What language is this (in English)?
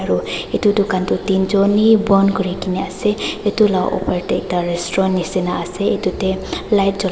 Naga Pidgin